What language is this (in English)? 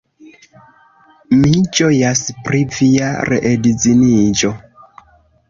Esperanto